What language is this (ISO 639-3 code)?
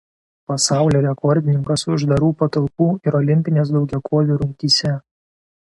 lit